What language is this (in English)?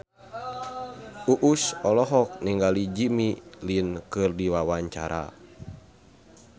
Sundanese